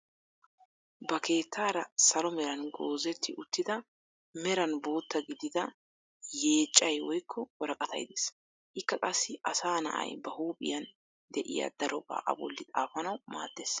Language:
Wolaytta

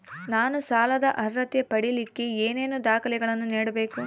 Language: Kannada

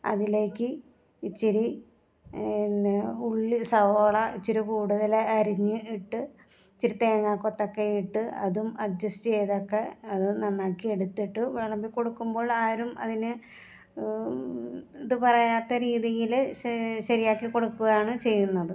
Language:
Malayalam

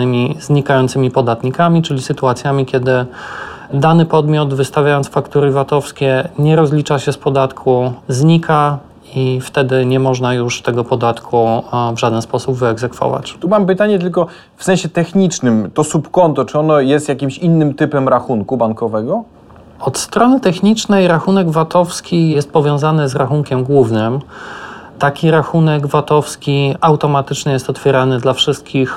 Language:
Polish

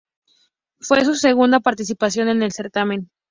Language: Spanish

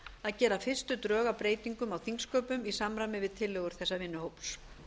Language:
Icelandic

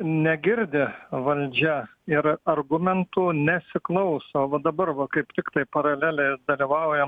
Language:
Lithuanian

